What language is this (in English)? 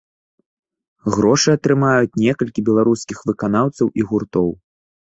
Belarusian